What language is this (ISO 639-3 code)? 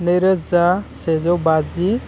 brx